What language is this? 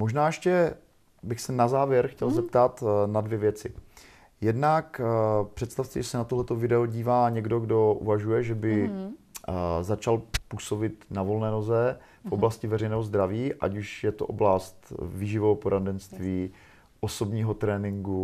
Czech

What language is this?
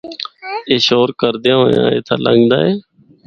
Northern Hindko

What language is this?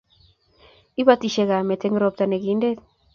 Kalenjin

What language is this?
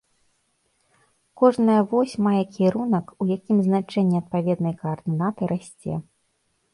Belarusian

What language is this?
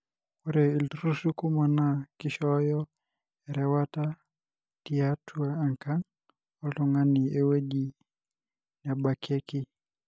Masai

